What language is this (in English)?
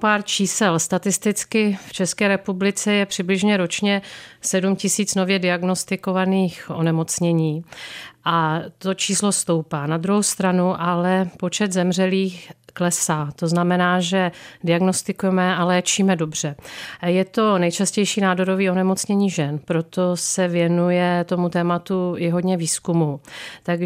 Czech